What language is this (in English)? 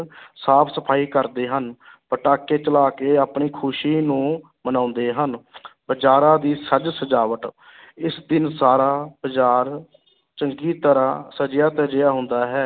Punjabi